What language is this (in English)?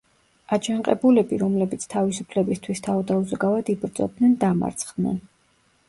Georgian